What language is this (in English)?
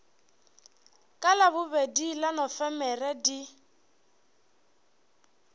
Northern Sotho